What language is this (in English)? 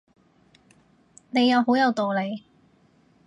Cantonese